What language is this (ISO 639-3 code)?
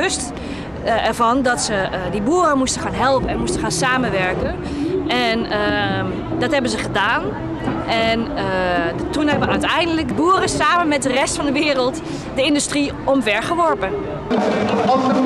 nld